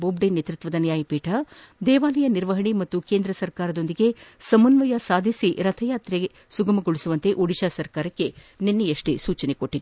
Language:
Kannada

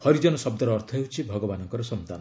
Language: Odia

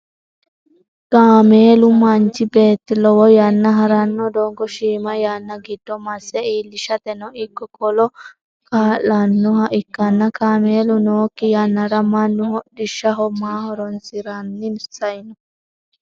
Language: Sidamo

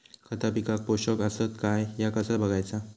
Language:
Marathi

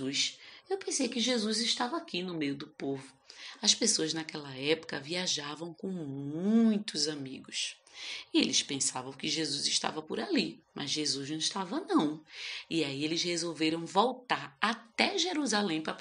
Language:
Portuguese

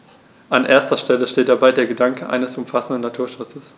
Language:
German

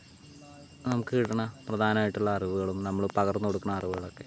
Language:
Malayalam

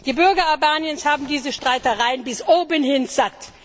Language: German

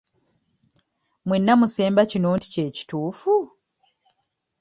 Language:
Ganda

